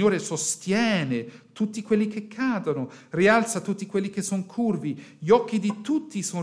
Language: Italian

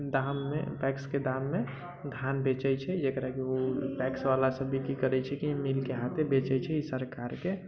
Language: Maithili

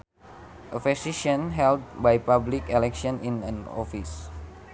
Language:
Sundanese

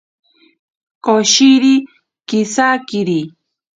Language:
Ashéninka Perené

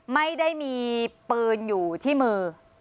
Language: Thai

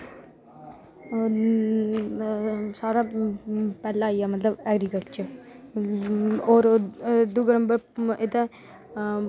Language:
Dogri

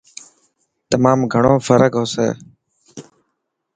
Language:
Dhatki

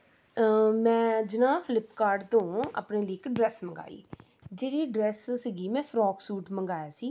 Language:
Punjabi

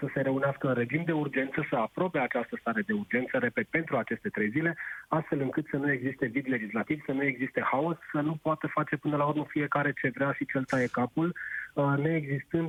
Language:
Romanian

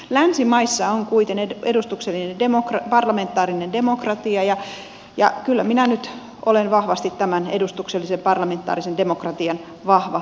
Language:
Finnish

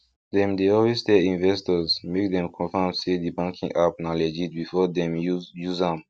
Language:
Nigerian Pidgin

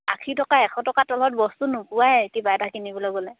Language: Assamese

